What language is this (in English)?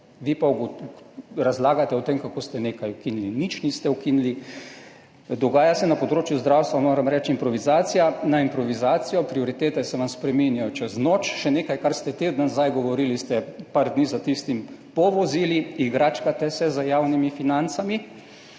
Slovenian